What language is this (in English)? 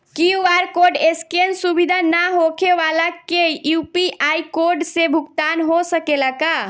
Bhojpuri